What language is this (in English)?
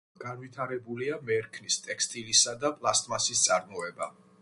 Georgian